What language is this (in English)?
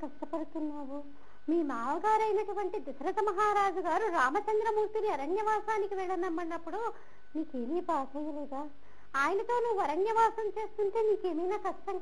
Hindi